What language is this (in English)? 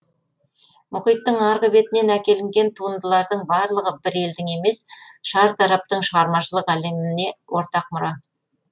Kazakh